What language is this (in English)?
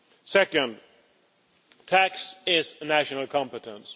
English